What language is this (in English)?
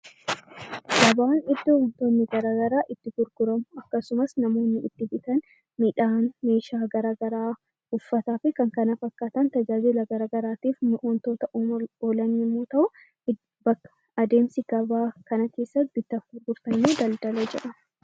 Oromo